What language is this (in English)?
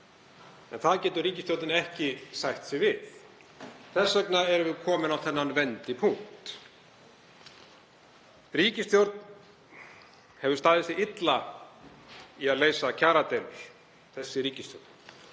Icelandic